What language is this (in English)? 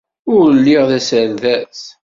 Kabyle